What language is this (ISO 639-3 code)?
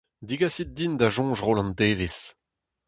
bre